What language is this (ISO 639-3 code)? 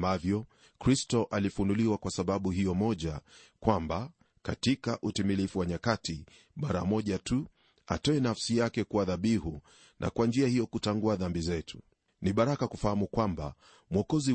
swa